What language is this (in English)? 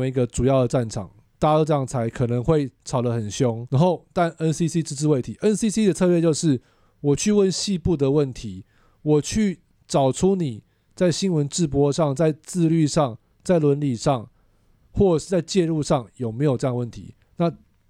Chinese